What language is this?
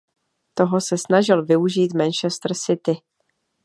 Czech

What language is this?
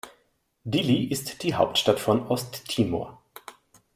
German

